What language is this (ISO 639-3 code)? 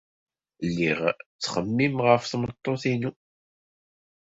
kab